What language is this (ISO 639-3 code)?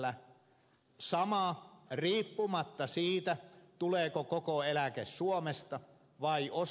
fin